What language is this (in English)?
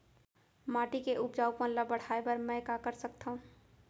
Chhattisgarhi